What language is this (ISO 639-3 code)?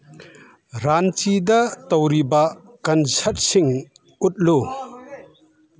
mni